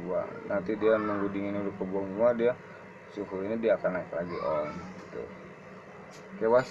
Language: Indonesian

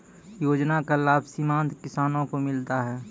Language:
Maithili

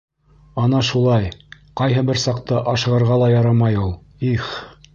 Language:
Bashkir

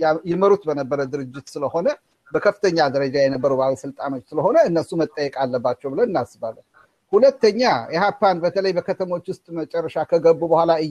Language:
Amharic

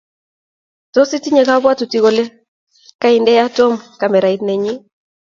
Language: Kalenjin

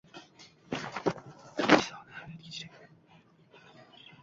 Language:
Uzbek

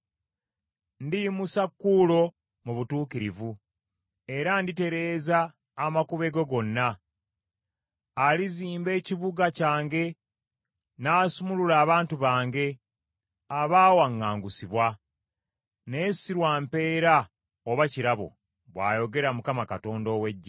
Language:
Ganda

